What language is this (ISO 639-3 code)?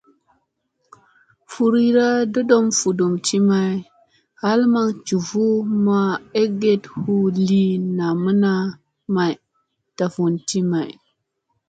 mse